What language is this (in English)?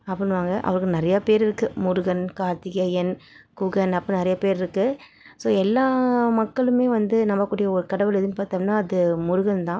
Tamil